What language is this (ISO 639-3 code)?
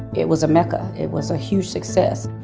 eng